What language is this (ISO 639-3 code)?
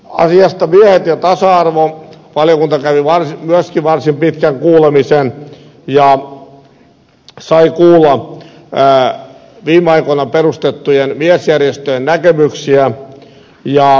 fin